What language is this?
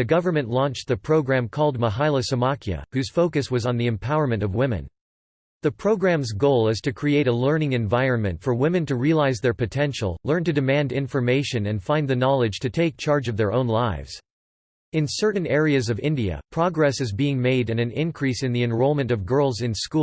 English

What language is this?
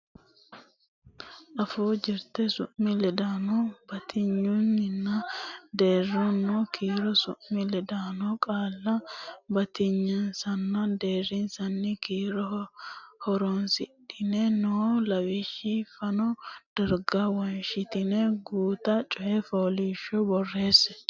Sidamo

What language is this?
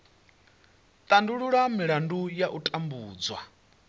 Venda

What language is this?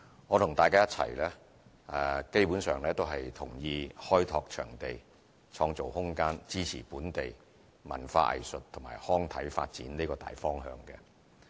Cantonese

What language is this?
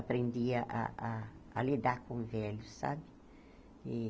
Portuguese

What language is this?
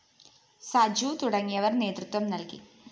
Malayalam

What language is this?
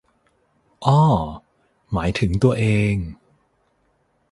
Thai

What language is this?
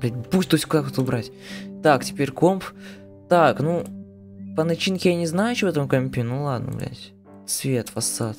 Russian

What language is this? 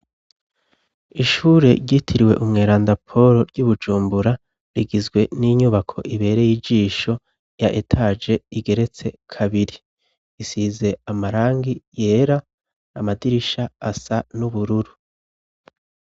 Rundi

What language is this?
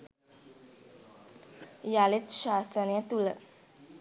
Sinhala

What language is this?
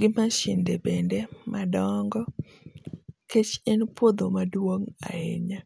Luo (Kenya and Tanzania)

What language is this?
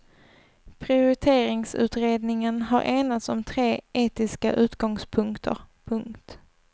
Swedish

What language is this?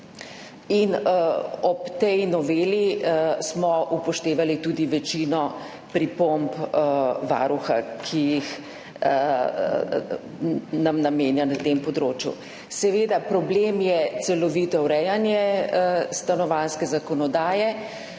Slovenian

